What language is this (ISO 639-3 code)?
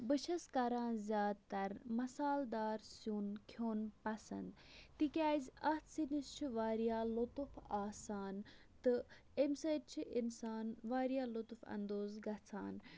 kas